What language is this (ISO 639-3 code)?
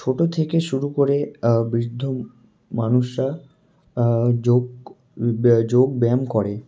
ben